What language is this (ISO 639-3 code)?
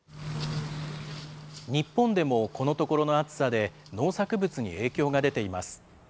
jpn